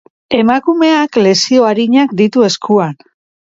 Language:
Basque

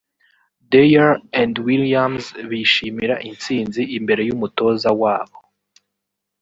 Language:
Kinyarwanda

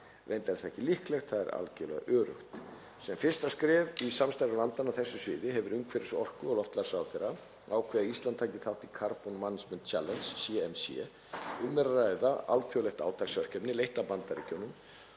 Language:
Icelandic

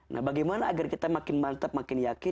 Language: Indonesian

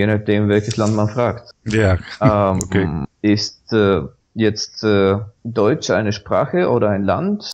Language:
German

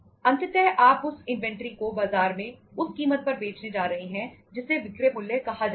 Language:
Hindi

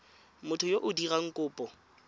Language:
Tswana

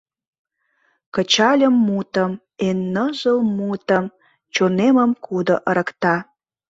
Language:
Mari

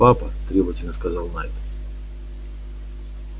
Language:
Russian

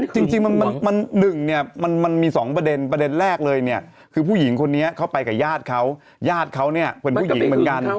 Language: Thai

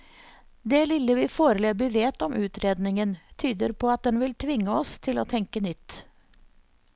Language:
Norwegian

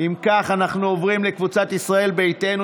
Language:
Hebrew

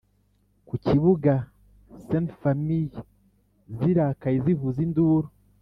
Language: Kinyarwanda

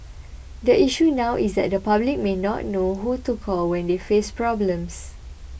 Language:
English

